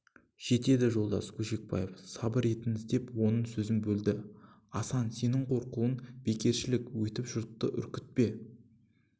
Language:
Kazakh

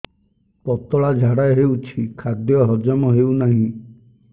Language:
Odia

